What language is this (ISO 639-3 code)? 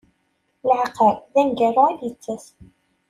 kab